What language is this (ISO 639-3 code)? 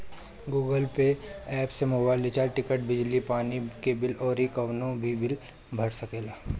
bho